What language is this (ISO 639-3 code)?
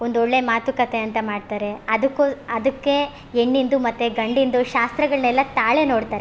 kan